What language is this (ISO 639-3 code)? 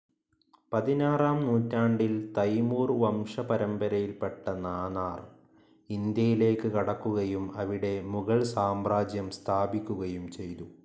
mal